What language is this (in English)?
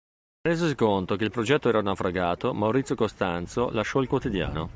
Italian